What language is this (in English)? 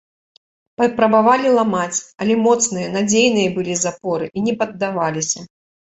Belarusian